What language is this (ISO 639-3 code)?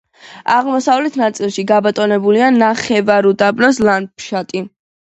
kat